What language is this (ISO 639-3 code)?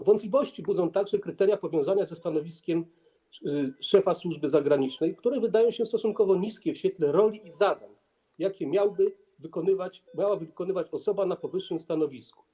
pol